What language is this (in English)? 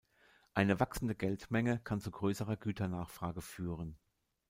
German